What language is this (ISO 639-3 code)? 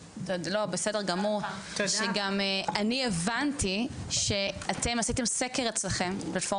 heb